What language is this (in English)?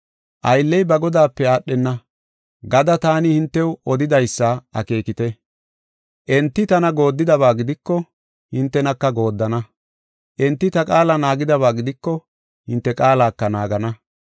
Gofa